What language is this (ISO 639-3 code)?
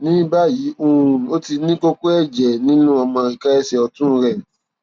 yor